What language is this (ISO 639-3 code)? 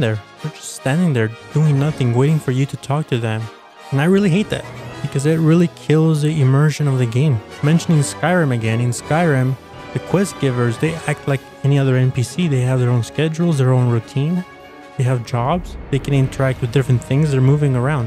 eng